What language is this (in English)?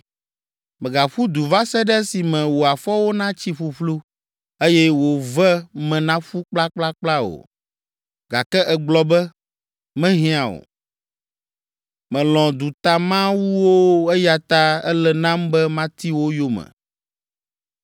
Ewe